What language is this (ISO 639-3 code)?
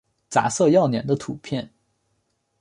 zho